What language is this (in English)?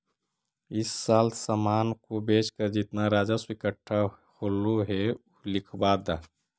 Magahi